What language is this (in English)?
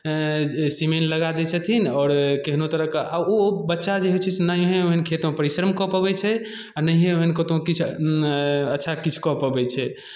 Maithili